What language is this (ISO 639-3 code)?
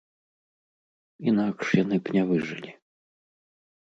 bel